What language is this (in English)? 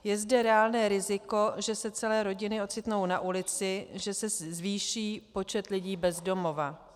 Czech